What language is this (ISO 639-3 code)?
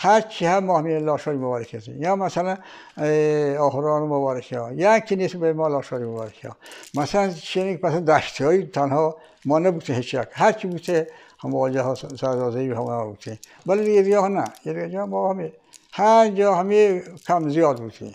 fas